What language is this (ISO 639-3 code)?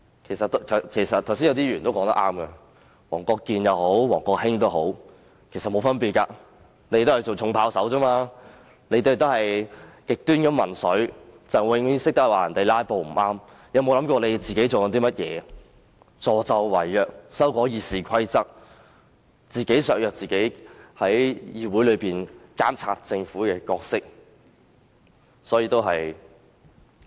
yue